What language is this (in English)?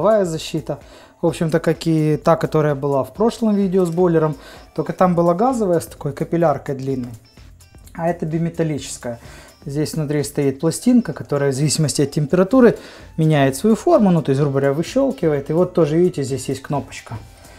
Russian